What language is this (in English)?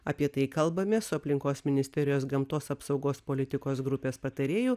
Lithuanian